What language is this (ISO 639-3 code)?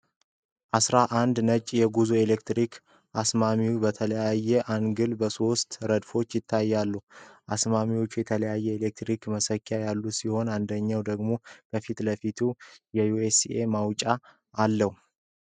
amh